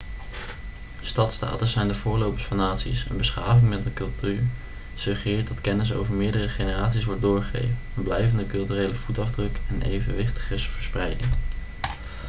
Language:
Dutch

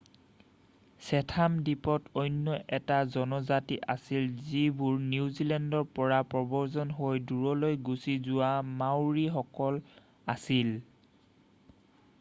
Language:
Assamese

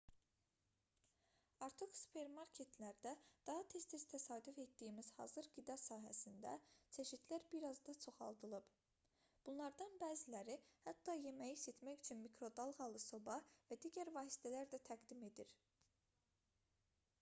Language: Azerbaijani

